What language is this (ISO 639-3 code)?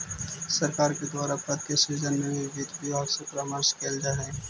mag